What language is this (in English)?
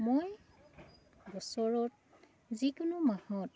Assamese